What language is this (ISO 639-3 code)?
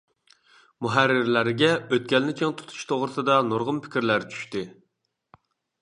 uig